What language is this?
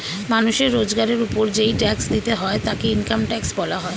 Bangla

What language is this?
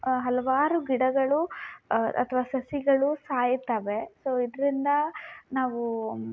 Kannada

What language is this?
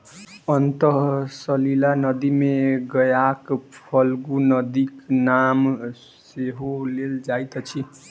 Maithili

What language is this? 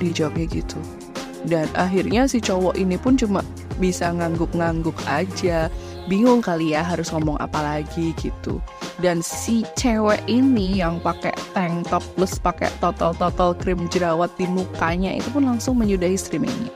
Indonesian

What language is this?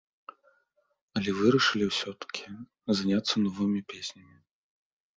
Belarusian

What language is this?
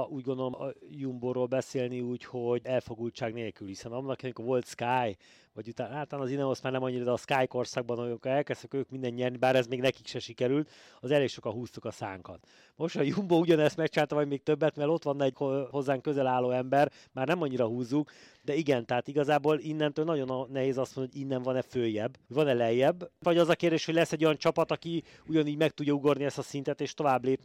Hungarian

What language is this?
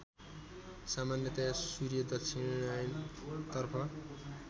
Nepali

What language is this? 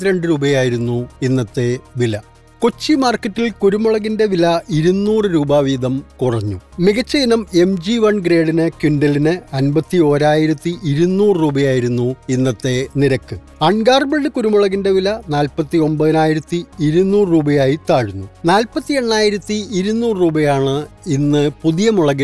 Malayalam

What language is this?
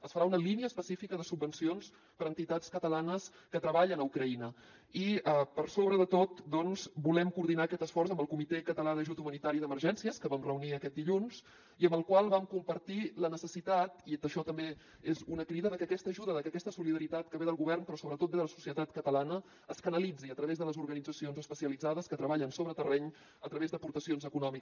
Catalan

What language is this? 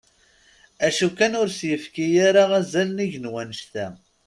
Kabyle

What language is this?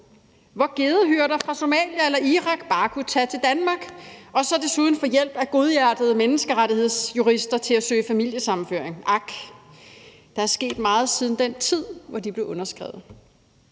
Danish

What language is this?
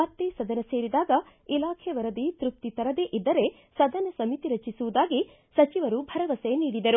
Kannada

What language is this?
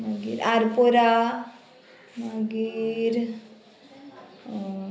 Konkani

